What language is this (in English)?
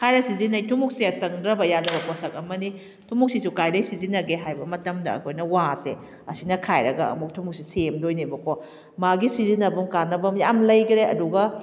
Manipuri